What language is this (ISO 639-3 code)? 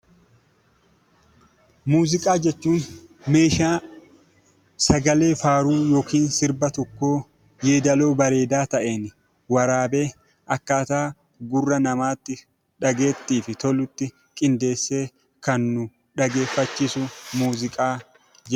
orm